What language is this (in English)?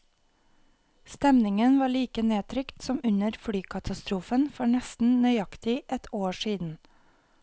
Norwegian